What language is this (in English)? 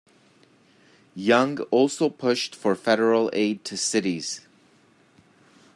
English